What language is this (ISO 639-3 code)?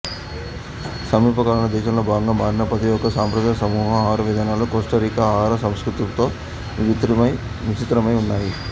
tel